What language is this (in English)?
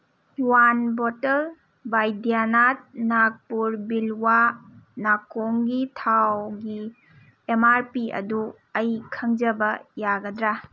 Manipuri